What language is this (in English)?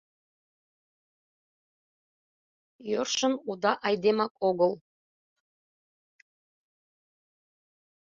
Mari